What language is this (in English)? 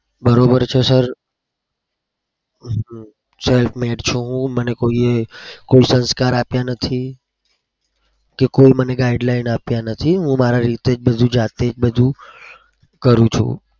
Gujarati